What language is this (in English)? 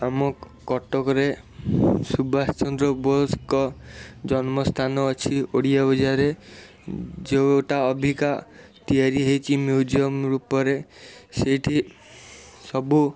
Odia